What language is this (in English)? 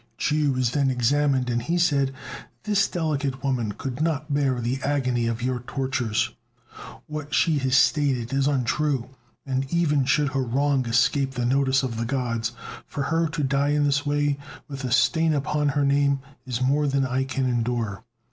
English